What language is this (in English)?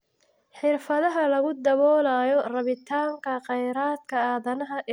Somali